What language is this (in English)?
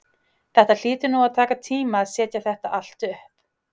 Icelandic